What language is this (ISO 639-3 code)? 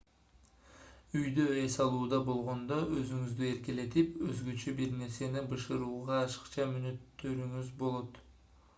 kir